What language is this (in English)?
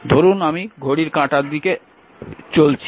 Bangla